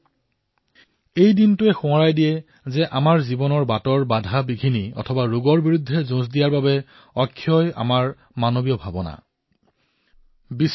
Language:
Assamese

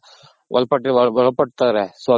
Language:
Kannada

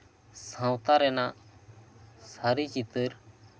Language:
Santali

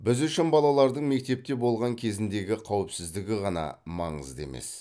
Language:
Kazakh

